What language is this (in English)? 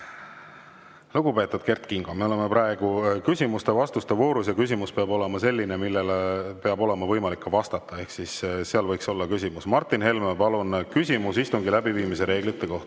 Estonian